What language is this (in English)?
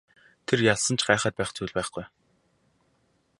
Mongolian